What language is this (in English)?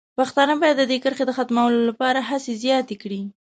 Pashto